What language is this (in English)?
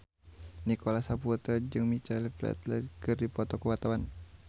Sundanese